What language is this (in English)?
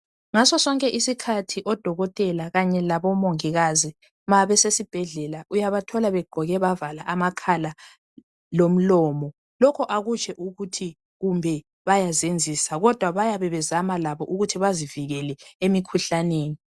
North Ndebele